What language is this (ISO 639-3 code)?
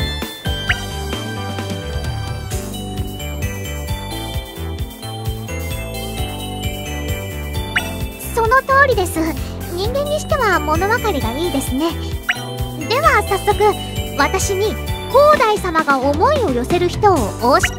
jpn